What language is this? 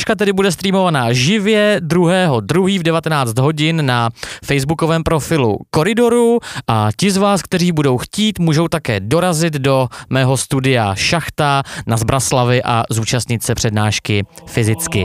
Czech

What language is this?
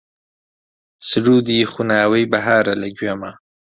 Central Kurdish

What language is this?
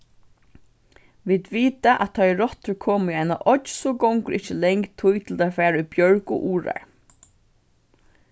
Faroese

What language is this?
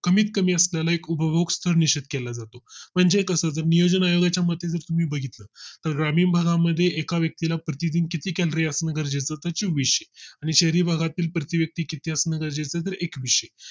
Marathi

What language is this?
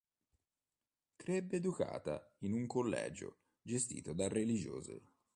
Italian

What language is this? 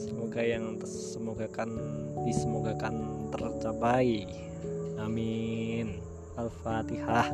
Malay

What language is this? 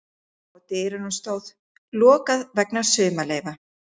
Icelandic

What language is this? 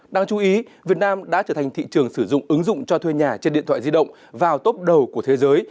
Vietnamese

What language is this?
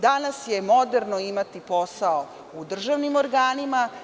Serbian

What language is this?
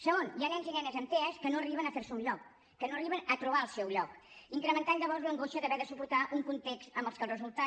Catalan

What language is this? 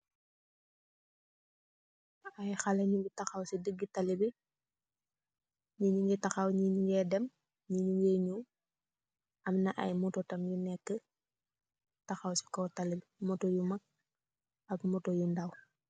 Wolof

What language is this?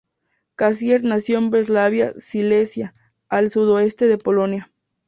Spanish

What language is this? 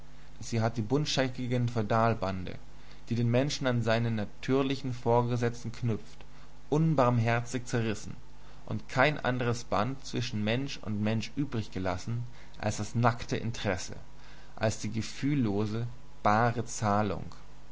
German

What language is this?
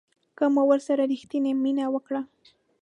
Pashto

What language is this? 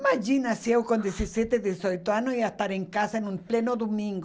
Portuguese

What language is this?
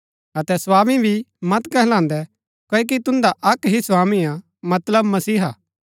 Gaddi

